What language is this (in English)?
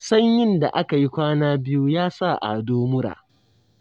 Hausa